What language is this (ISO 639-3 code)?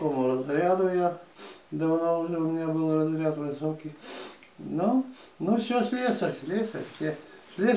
rus